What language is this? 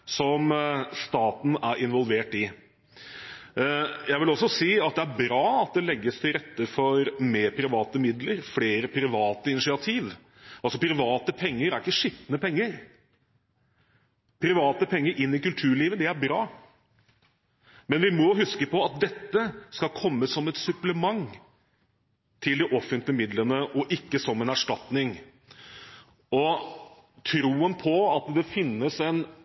Norwegian Bokmål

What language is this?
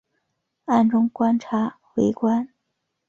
Chinese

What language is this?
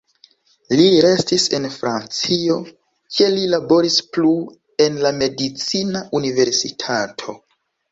Esperanto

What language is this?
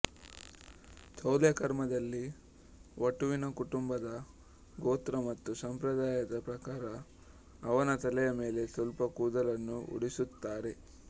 Kannada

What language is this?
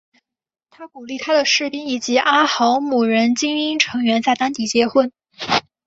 Chinese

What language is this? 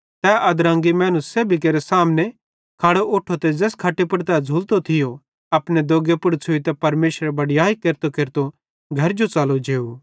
Bhadrawahi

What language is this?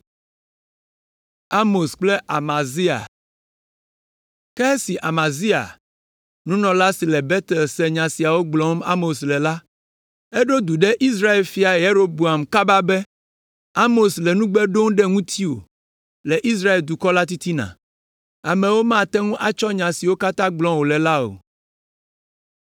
Ewe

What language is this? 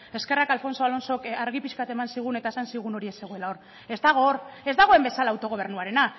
Basque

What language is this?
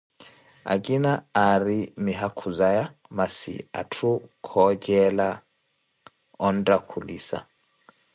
Koti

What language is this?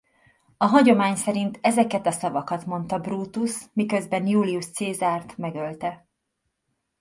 Hungarian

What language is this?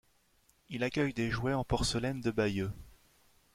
French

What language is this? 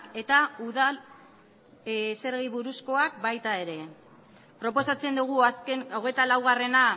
Basque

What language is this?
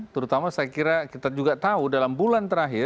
Indonesian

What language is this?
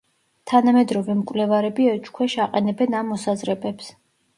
Georgian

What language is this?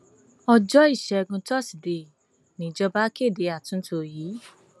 Yoruba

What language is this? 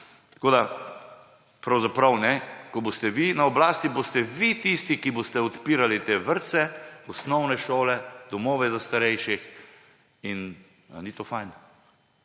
Slovenian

